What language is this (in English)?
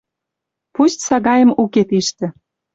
Western Mari